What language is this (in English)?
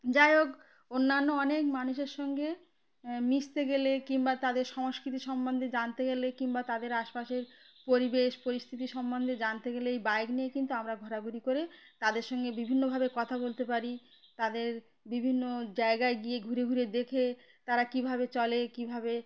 Bangla